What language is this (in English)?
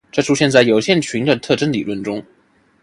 Chinese